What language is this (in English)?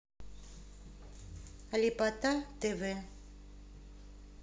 Russian